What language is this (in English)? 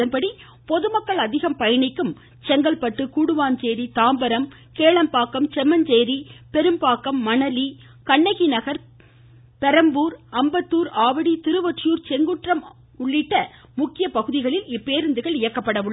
Tamil